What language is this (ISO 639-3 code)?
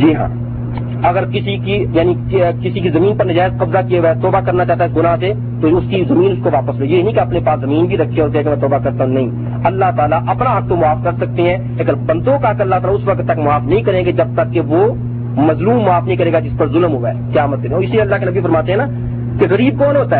urd